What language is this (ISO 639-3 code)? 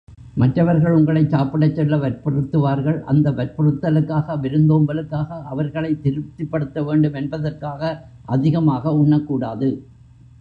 tam